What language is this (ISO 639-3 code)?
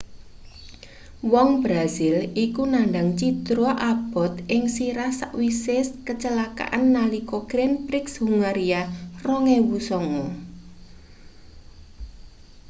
jav